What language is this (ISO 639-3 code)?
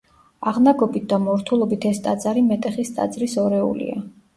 kat